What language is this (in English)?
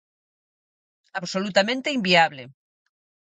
Galician